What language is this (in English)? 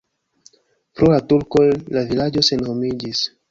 Esperanto